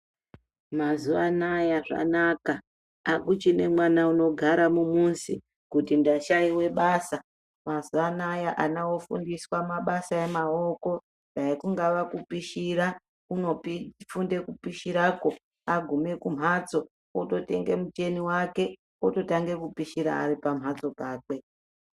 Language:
Ndau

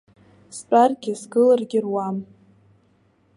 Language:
Abkhazian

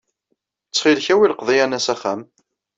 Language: Kabyle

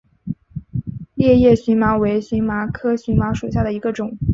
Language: Chinese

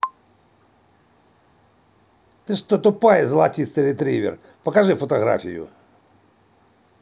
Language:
Russian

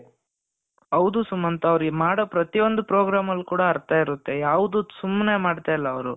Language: Kannada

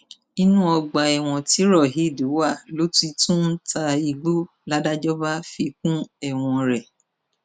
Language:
Yoruba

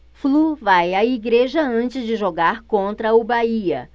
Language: Portuguese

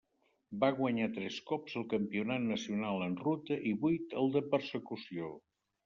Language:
Catalan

